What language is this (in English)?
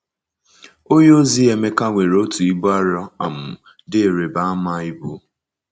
Igbo